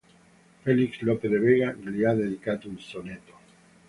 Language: Italian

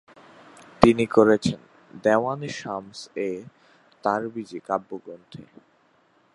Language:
Bangla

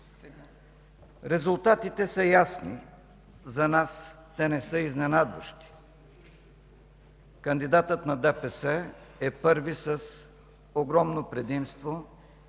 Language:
Bulgarian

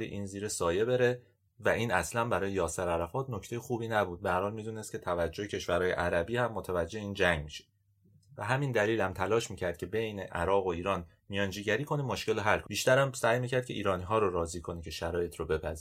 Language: Persian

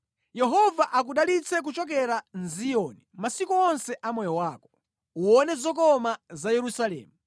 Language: Nyanja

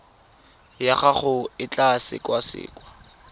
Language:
Tswana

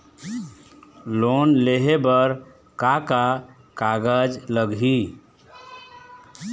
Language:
Chhattisgarhi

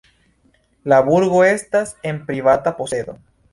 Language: Esperanto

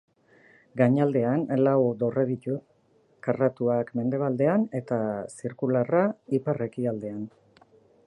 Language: Basque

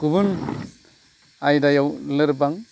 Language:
Bodo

